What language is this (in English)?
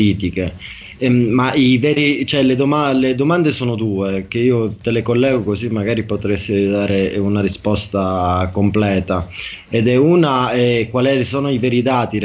Italian